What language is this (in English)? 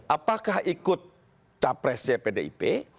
Indonesian